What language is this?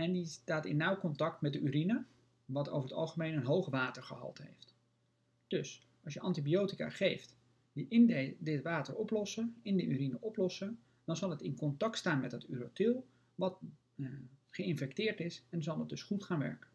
Dutch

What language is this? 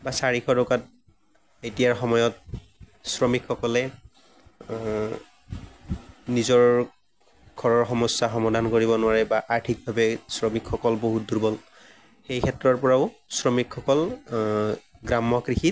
Assamese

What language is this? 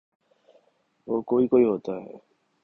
Urdu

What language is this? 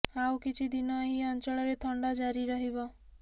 Odia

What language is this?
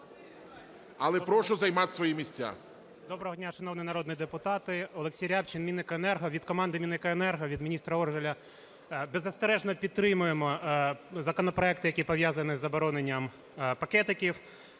Ukrainian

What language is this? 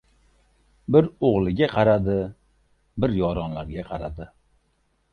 Uzbek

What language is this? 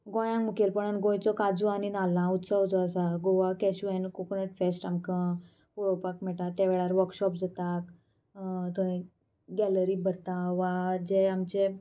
Konkani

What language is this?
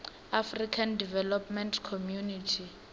Venda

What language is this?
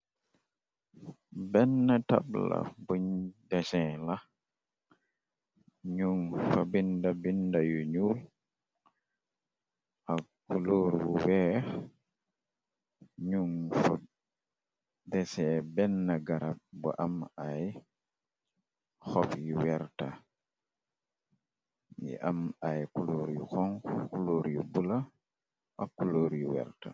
Wolof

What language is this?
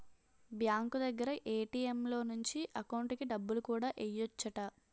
Telugu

